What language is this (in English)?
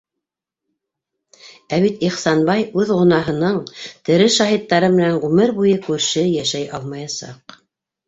Bashkir